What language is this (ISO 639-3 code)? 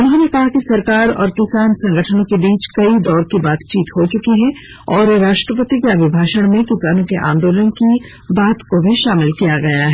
hin